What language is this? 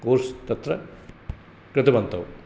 Sanskrit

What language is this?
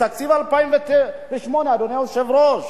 Hebrew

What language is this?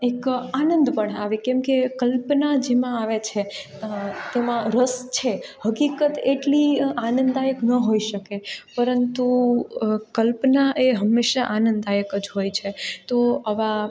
Gujarati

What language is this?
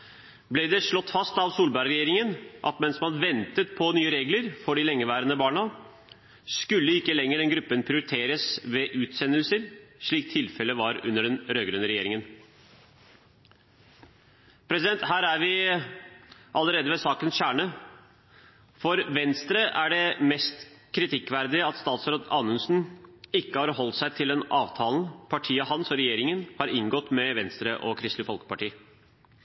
Norwegian Bokmål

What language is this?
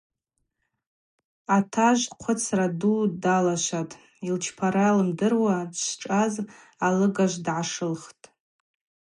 Abaza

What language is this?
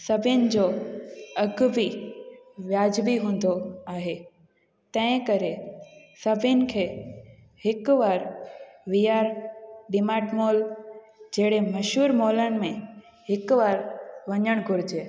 Sindhi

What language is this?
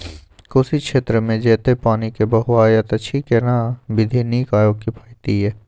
Maithili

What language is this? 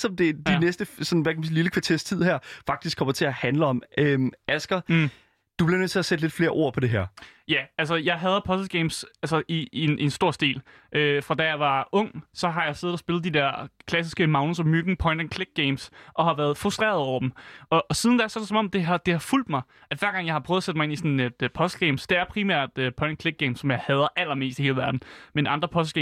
Danish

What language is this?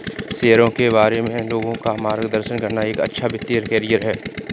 Hindi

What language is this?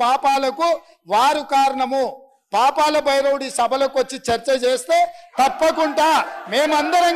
Telugu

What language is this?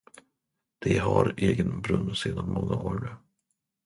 Swedish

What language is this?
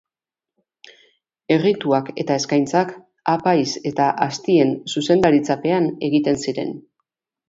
Basque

